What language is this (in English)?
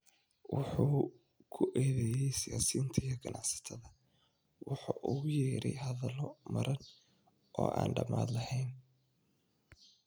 Somali